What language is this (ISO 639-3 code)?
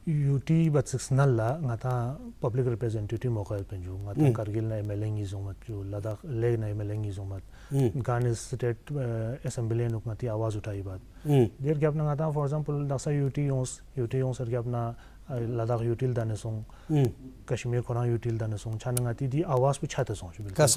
nld